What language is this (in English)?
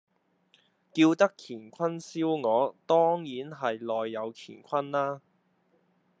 Cantonese